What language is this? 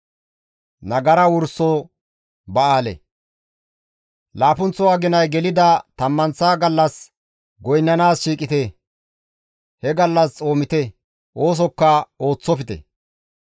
Gamo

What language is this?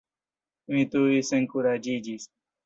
Esperanto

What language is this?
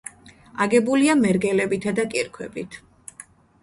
Georgian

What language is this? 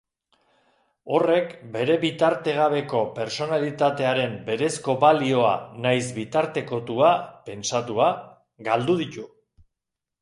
Basque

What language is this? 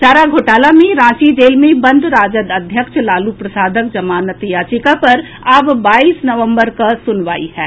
Maithili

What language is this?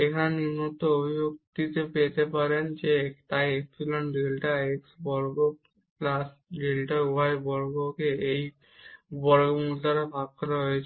Bangla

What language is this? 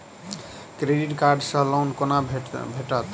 Maithili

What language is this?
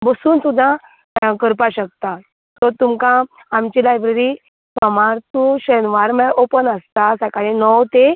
Konkani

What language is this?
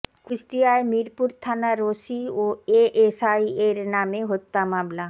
Bangla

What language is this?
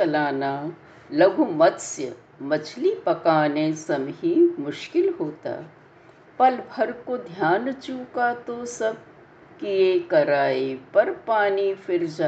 Hindi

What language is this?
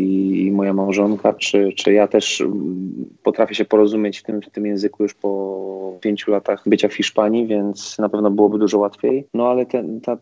Polish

